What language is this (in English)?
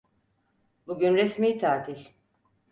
Turkish